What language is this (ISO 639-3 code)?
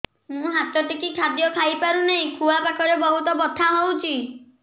ori